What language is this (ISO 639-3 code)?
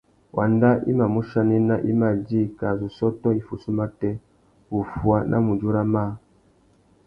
bag